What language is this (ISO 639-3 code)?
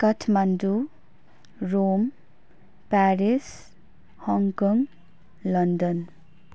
nep